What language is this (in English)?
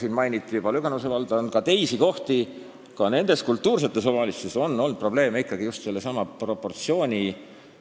Estonian